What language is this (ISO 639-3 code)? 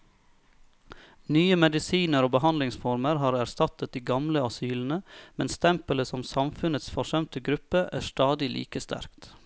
nor